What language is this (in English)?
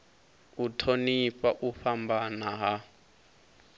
Venda